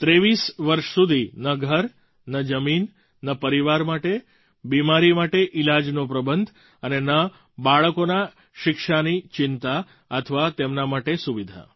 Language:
Gujarati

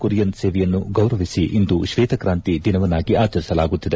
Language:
Kannada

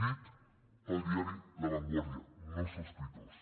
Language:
Catalan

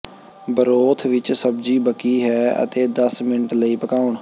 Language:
Punjabi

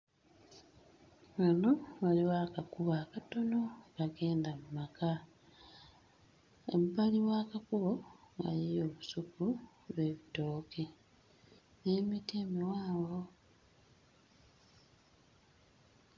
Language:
Ganda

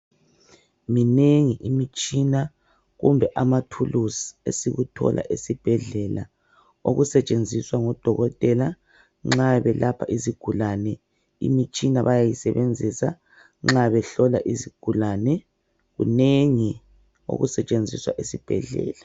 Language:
North Ndebele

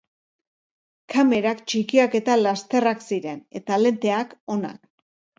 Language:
Basque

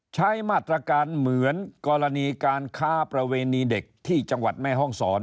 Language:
Thai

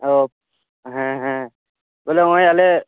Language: Santali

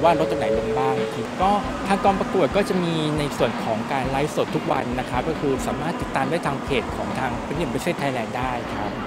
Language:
Thai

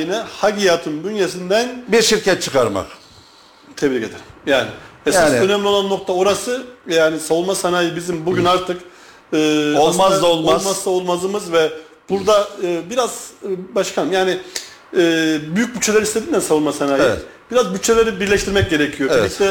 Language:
Turkish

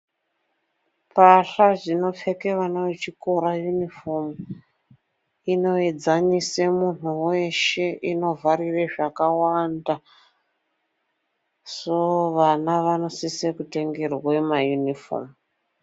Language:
Ndau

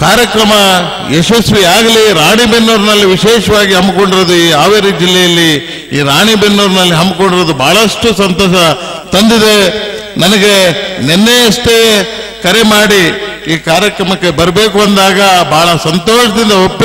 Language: Arabic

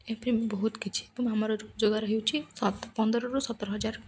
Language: Odia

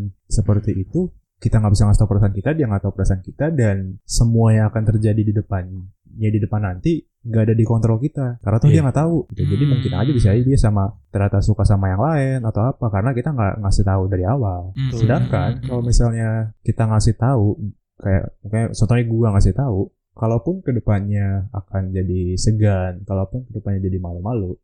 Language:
Indonesian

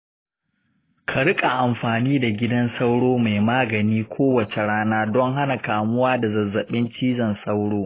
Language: Hausa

